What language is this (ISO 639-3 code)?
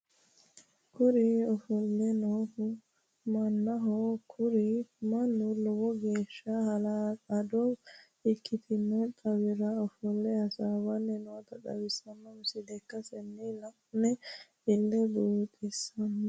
sid